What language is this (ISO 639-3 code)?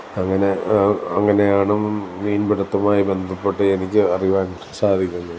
mal